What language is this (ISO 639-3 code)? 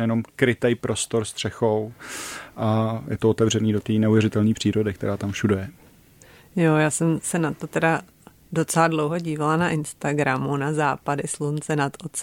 ces